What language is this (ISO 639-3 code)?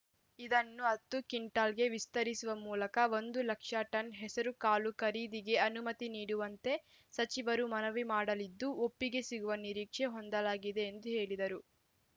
kan